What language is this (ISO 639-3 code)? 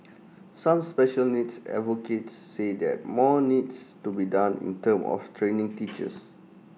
eng